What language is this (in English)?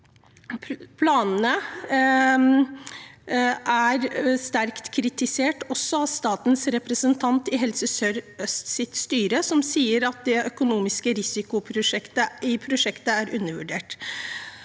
Norwegian